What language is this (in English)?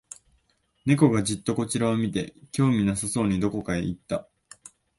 Japanese